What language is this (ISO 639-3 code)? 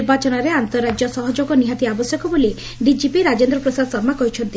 ori